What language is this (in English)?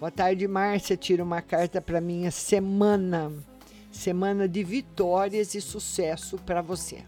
Portuguese